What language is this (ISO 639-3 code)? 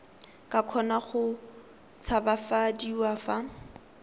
tsn